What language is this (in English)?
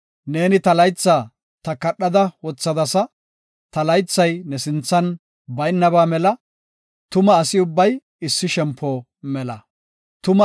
Gofa